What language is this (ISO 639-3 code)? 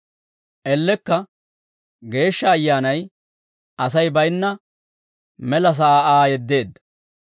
dwr